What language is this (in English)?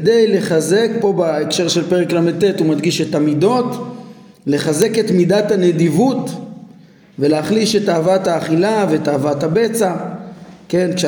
Hebrew